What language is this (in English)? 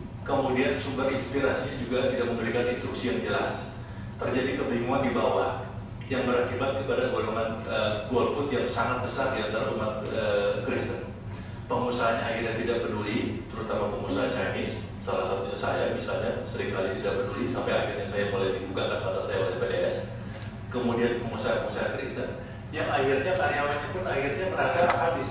Indonesian